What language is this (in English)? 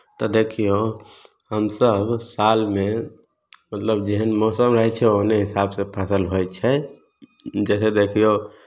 Maithili